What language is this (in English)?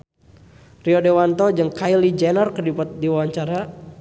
Sundanese